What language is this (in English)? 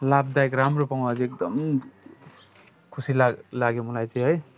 Nepali